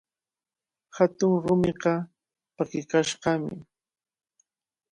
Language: Cajatambo North Lima Quechua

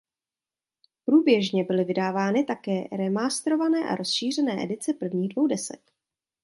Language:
Czech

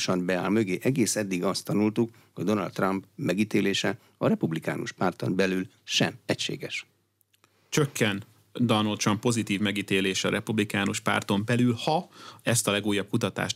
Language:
Hungarian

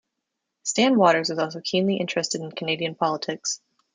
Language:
English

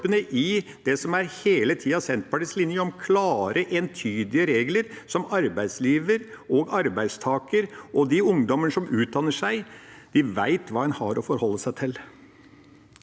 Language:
Norwegian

